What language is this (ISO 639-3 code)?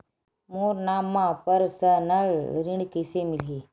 hne